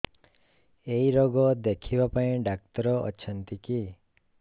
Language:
Odia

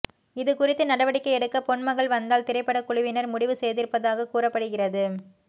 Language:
Tamil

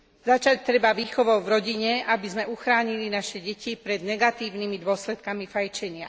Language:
Slovak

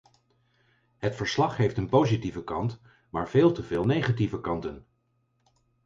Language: Dutch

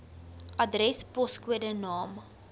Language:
Afrikaans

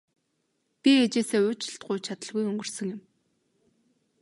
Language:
Mongolian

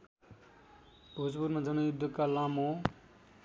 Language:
Nepali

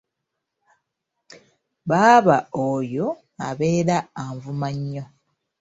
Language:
Ganda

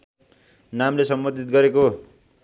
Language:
Nepali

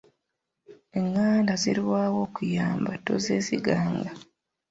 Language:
Ganda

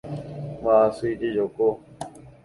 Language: Guarani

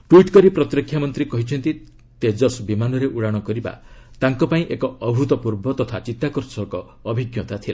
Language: Odia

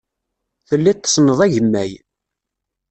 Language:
Kabyle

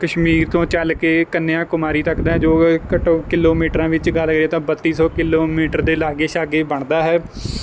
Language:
Punjabi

